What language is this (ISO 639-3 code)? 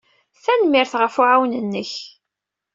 kab